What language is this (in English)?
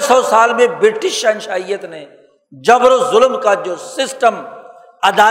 Urdu